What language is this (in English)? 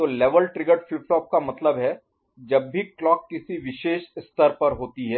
Hindi